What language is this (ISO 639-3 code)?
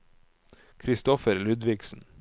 nor